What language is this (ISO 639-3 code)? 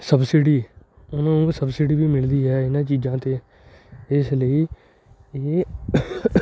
pan